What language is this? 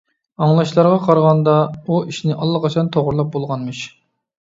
Uyghur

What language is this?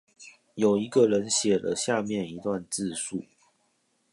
Chinese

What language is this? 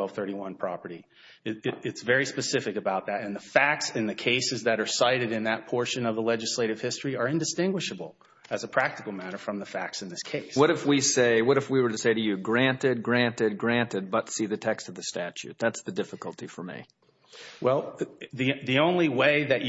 English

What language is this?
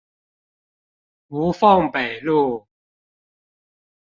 Chinese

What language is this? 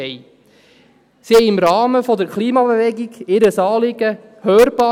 Swiss German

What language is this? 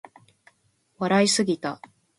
Japanese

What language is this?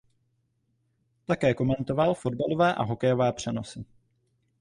Czech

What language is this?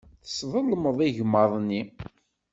Kabyle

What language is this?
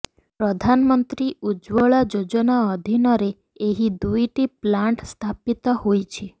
Odia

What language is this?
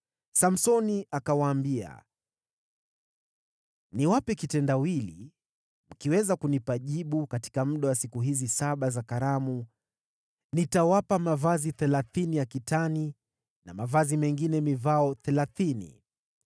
Swahili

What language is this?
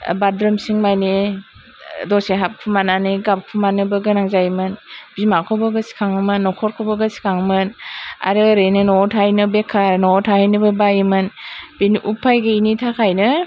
Bodo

